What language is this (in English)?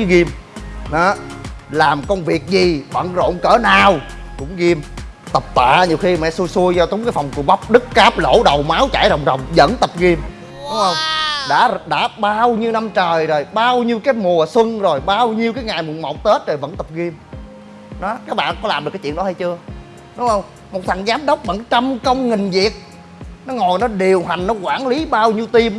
Vietnamese